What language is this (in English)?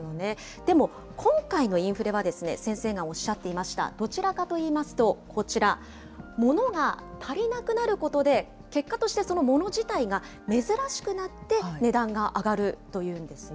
Japanese